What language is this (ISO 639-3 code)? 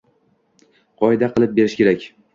uzb